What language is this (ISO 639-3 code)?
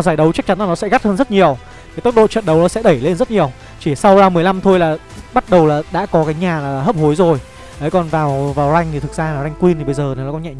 vie